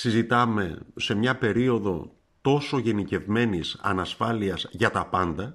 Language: Greek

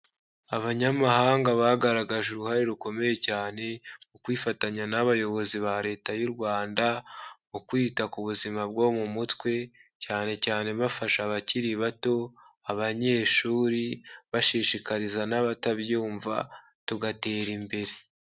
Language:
Kinyarwanda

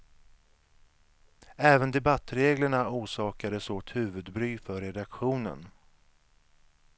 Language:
Swedish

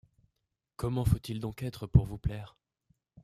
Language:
French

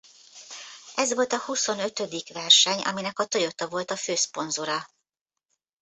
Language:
Hungarian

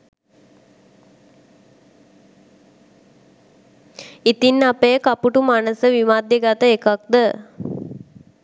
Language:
Sinhala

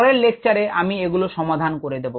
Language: Bangla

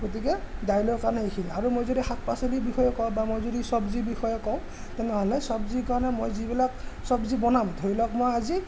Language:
Assamese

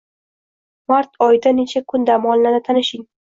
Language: Uzbek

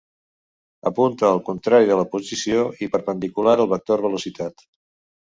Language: Catalan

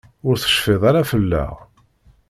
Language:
Kabyle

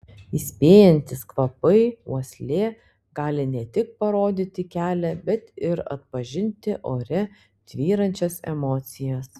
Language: Lithuanian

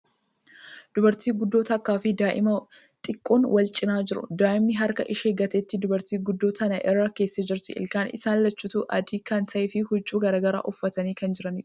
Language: Oromo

